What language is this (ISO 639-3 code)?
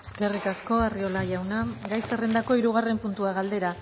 eus